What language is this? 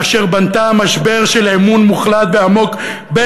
Hebrew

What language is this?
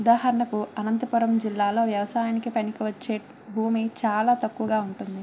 Telugu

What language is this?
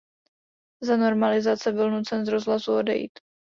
Czech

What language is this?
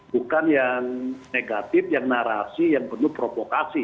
Indonesian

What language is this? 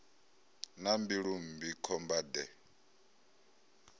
Venda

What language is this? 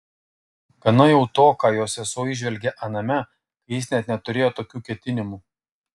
Lithuanian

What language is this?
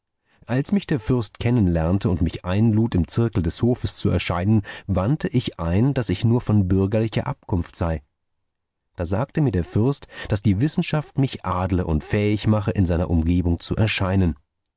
German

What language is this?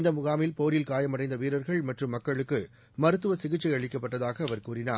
Tamil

